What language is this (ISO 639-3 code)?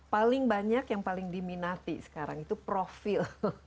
ind